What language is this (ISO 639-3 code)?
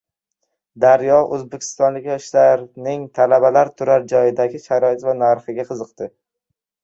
uzb